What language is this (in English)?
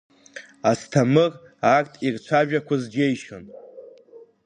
Abkhazian